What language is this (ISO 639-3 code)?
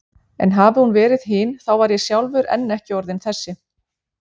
isl